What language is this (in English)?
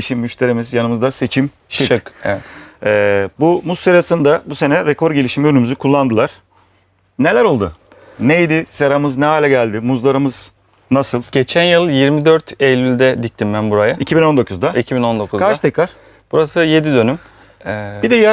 Turkish